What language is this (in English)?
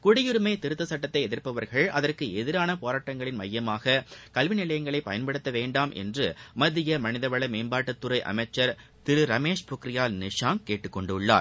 Tamil